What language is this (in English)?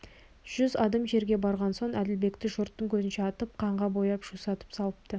Kazakh